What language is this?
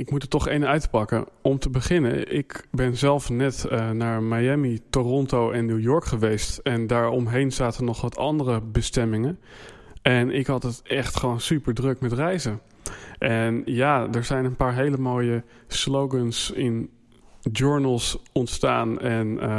Dutch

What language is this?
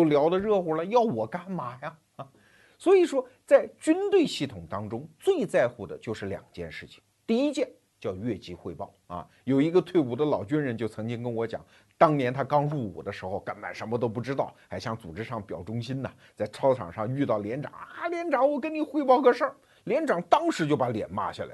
Chinese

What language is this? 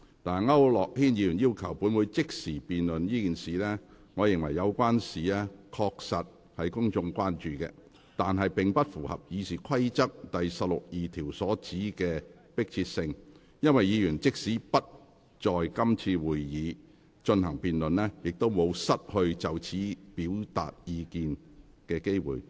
Cantonese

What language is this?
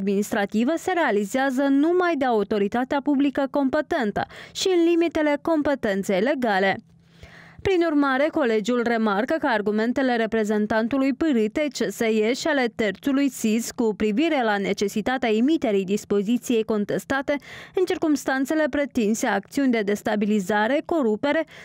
Romanian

